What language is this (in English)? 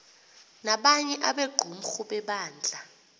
Xhosa